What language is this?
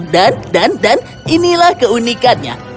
Indonesian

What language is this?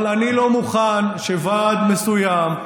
Hebrew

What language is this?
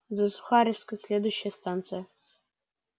Russian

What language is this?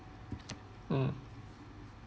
English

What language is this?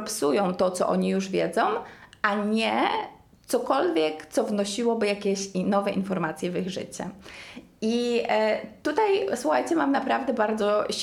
Polish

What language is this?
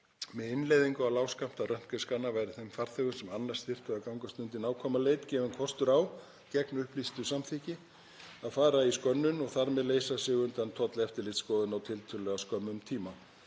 Icelandic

